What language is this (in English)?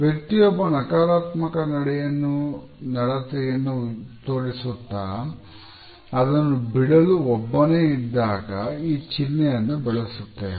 Kannada